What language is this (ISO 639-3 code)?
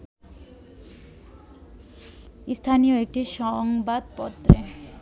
ben